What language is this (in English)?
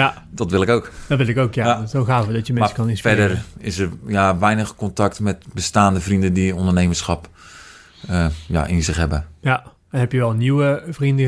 Dutch